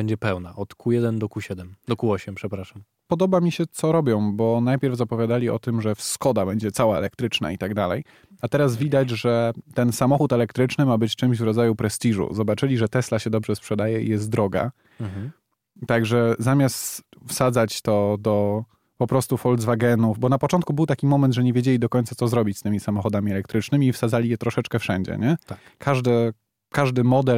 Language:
Polish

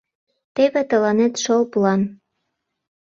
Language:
Mari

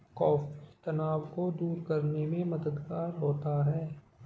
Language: Hindi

